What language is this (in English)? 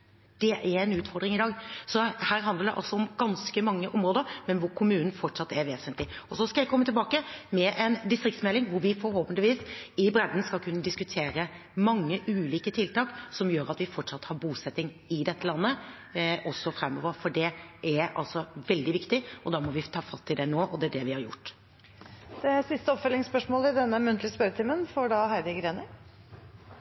Norwegian